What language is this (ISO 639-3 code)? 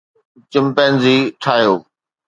snd